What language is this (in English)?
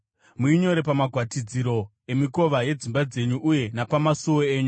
Shona